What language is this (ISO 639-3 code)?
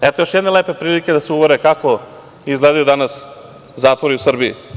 srp